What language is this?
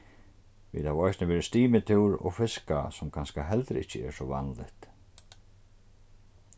Faroese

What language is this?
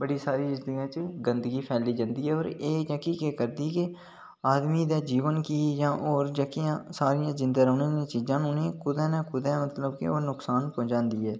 Dogri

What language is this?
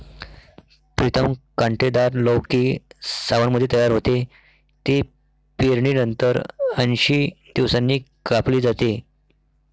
Marathi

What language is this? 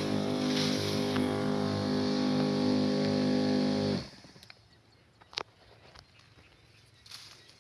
Indonesian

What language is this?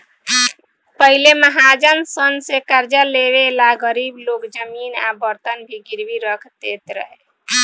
Bhojpuri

